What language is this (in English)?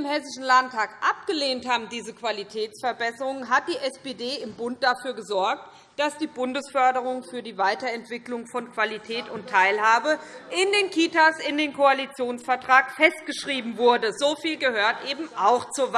German